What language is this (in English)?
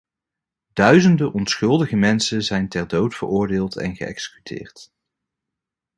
Dutch